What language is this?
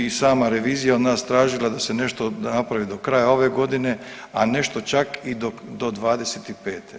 Croatian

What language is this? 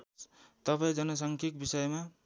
Nepali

